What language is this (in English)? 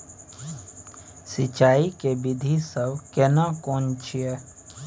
Maithili